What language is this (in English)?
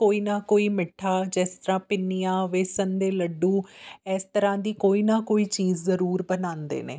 Punjabi